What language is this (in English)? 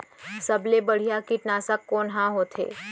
Chhattisgarhi